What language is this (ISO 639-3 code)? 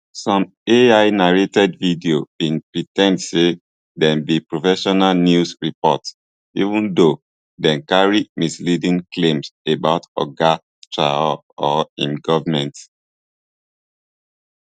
pcm